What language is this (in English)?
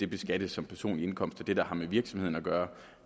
Danish